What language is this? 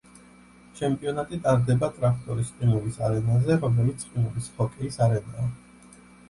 Georgian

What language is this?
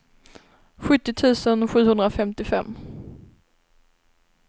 Swedish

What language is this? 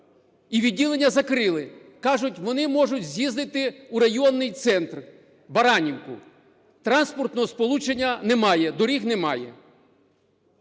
Ukrainian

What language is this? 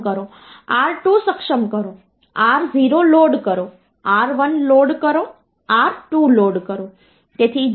Gujarati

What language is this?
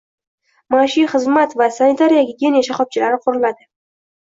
Uzbek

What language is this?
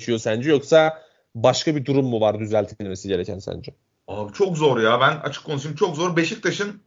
Turkish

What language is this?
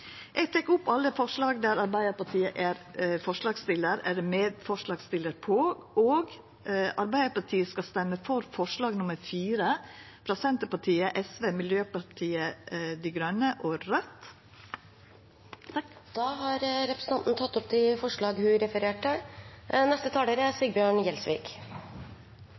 Norwegian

